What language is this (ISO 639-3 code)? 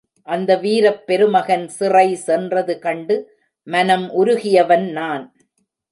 tam